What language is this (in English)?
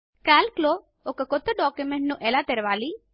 Telugu